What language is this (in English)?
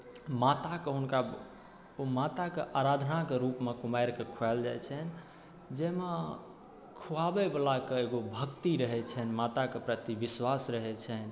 Maithili